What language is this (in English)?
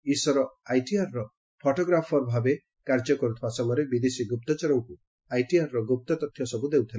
Odia